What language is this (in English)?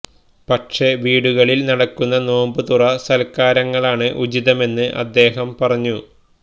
Malayalam